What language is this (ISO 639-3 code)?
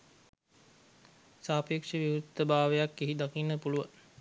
sin